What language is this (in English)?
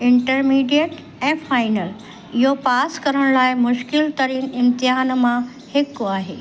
Sindhi